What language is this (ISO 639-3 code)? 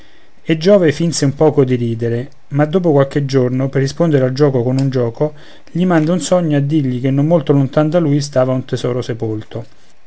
ita